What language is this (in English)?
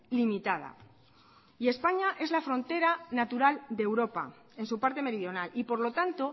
Spanish